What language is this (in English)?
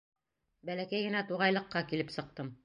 Bashkir